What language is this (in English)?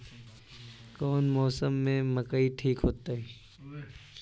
Magahi